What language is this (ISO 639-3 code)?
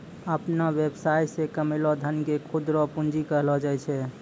mai